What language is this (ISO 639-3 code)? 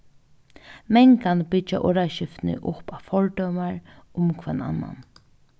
fao